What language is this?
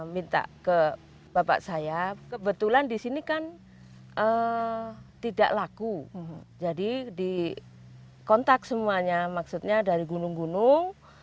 Indonesian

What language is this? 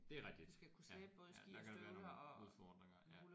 Danish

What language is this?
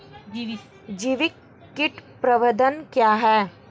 Hindi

